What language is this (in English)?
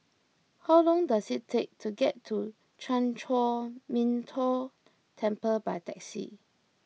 English